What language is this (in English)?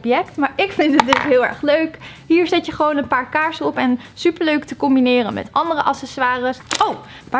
Dutch